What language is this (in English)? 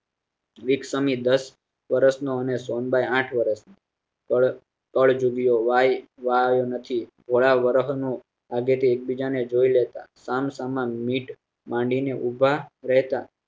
Gujarati